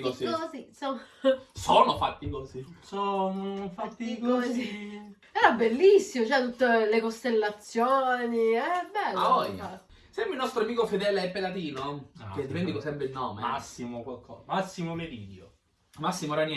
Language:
Italian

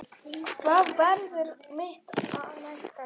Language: Icelandic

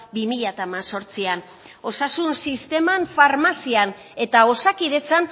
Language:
Basque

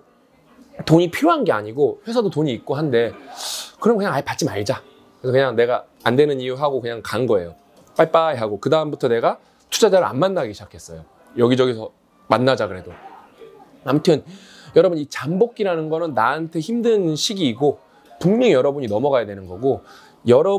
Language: Korean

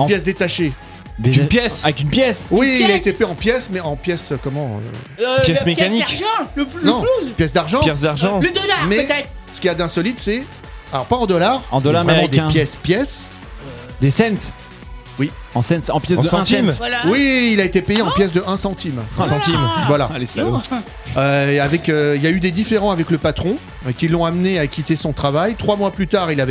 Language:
French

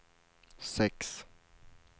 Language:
Swedish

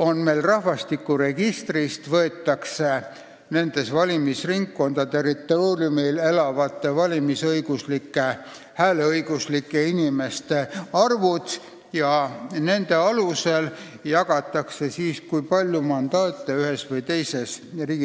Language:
Estonian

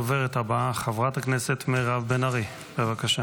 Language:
Hebrew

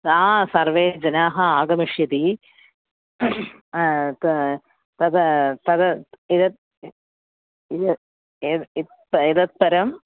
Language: Sanskrit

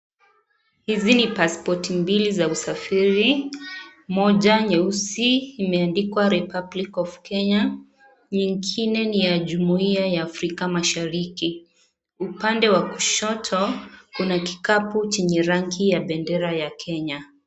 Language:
Swahili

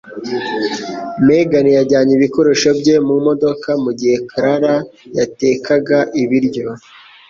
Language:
Kinyarwanda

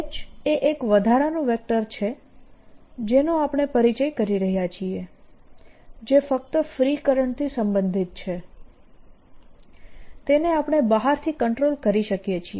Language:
Gujarati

